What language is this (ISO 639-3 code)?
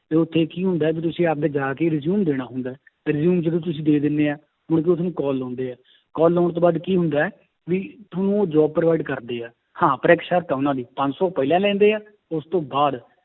pan